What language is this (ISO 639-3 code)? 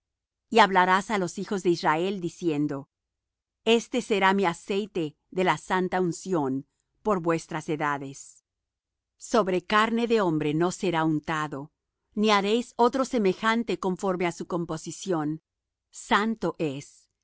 spa